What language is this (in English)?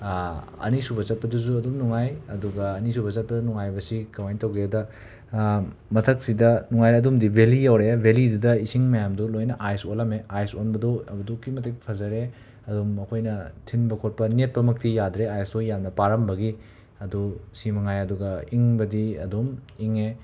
Manipuri